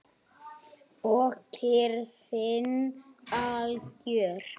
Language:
Icelandic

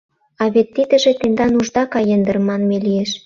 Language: Mari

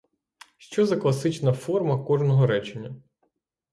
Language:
Ukrainian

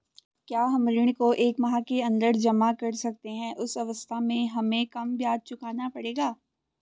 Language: Hindi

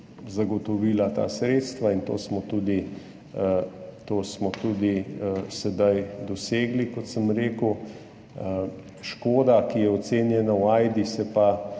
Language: Slovenian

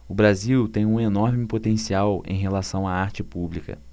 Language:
Portuguese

